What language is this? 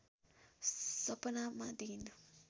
Nepali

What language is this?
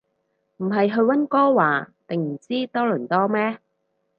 Cantonese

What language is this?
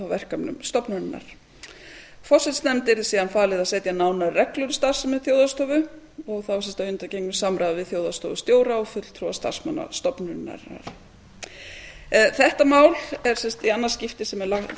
Icelandic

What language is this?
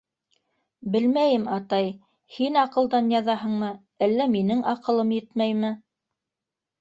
Bashkir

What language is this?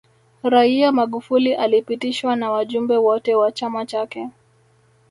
Swahili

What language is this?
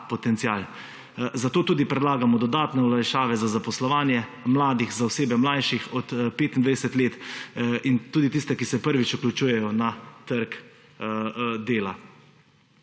Slovenian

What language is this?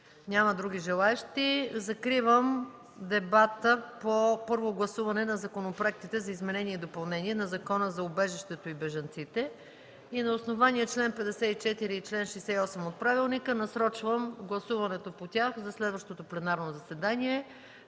Bulgarian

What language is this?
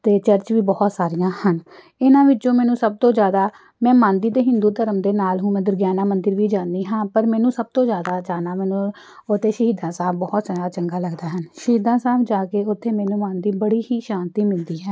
Punjabi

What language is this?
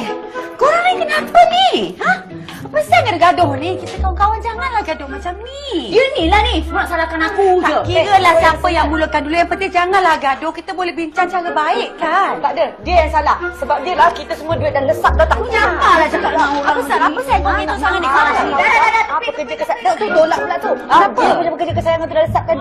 Malay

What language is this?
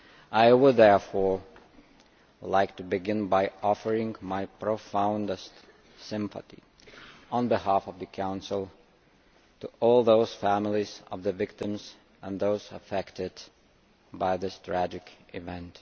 English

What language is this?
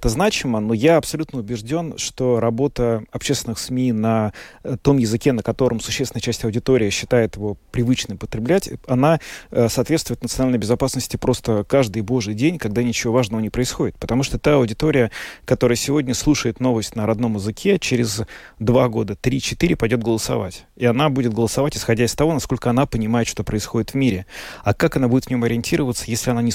Russian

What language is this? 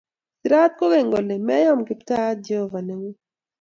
Kalenjin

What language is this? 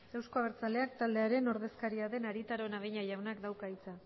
Basque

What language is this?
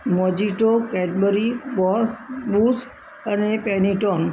Gujarati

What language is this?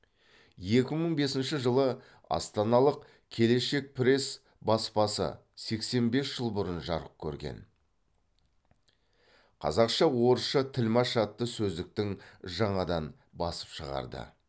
Kazakh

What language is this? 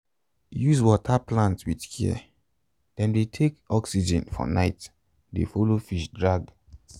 Nigerian Pidgin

